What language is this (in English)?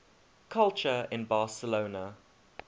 English